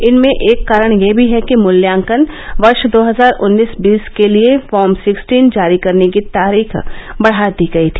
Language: Hindi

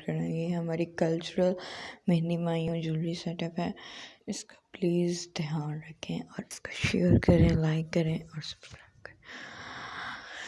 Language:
Urdu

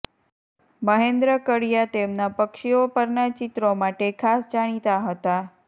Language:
Gujarati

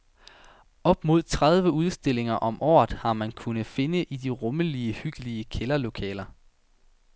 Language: Danish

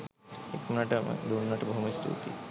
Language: Sinhala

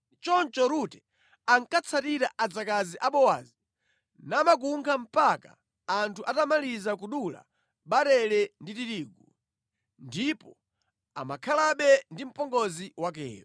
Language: Nyanja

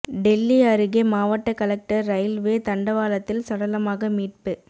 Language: Tamil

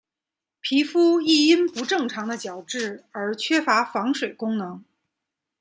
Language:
Chinese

